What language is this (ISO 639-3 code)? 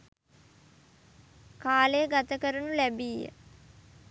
sin